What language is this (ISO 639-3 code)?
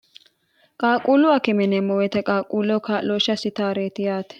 sid